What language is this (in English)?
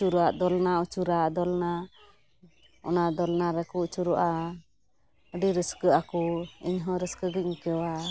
Santali